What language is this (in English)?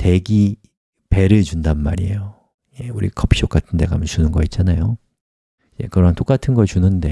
Korean